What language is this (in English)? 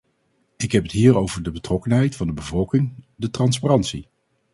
Dutch